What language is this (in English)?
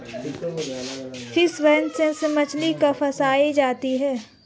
Hindi